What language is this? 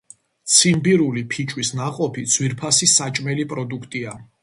Georgian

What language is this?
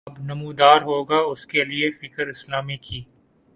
Urdu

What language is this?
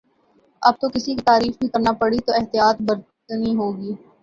Urdu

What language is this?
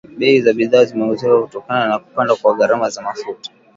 Swahili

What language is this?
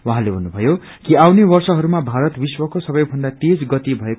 Nepali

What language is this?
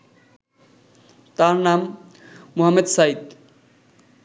Bangla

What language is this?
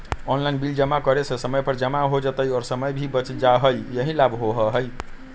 Magahi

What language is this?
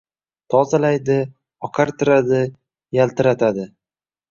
Uzbek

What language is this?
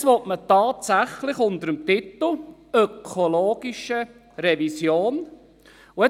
Swiss German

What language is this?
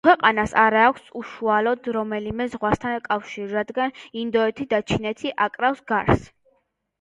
Georgian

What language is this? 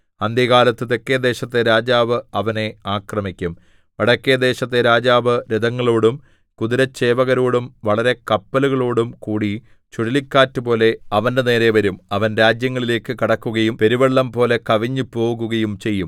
Malayalam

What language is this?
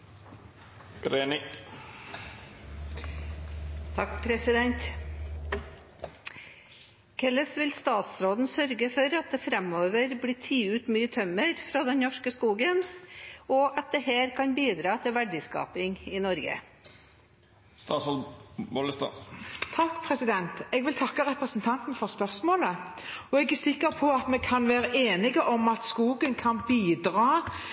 Norwegian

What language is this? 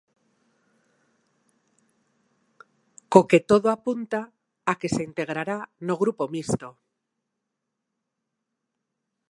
Galician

